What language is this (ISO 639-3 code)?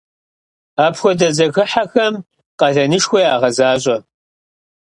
kbd